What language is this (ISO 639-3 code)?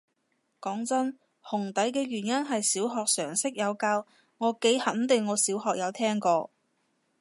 yue